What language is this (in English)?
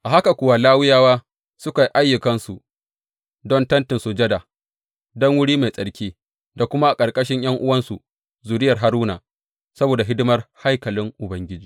Hausa